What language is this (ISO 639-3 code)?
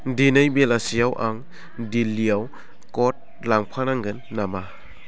brx